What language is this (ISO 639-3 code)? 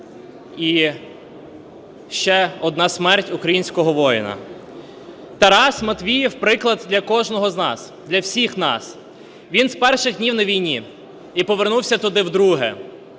ukr